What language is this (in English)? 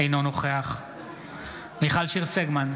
Hebrew